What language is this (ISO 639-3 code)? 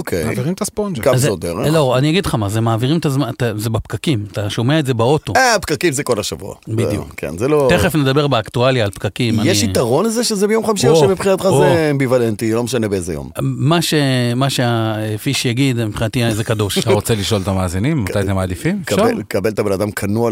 heb